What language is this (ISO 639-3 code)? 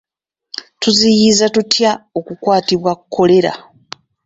lug